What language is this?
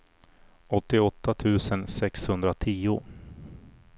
Swedish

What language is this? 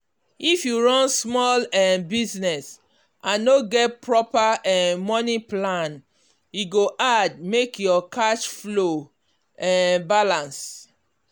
Nigerian Pidgin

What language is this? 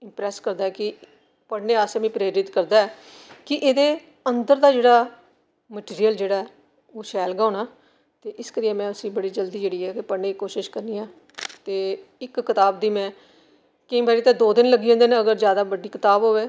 Dogri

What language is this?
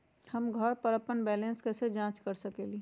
Magahi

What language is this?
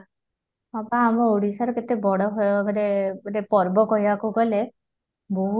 Odia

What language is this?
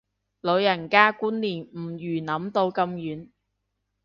Cantonese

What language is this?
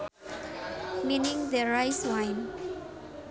Sundanese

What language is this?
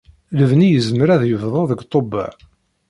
Kabyle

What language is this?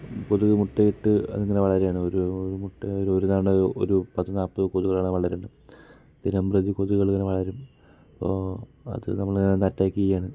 Malayalam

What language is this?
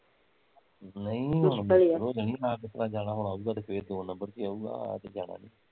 Punjabi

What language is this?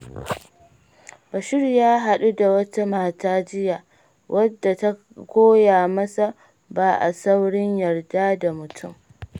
Hausa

